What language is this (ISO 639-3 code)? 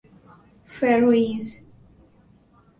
urd